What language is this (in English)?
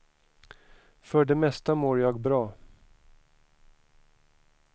Swedish